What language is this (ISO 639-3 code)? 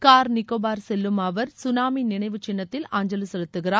tam